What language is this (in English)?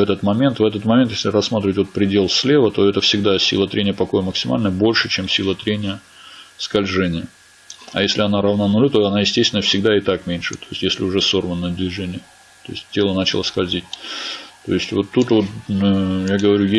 Russian